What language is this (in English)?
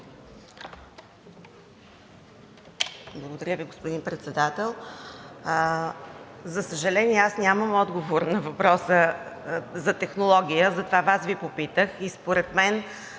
Bulgarian